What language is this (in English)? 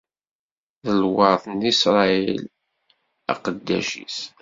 Kabyle